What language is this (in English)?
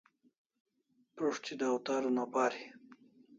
Kalasha